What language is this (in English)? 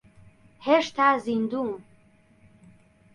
Central Kurdish